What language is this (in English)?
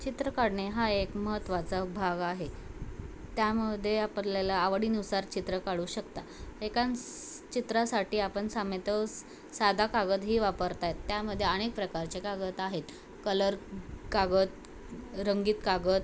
Marathi